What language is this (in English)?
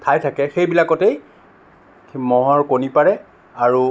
Assamese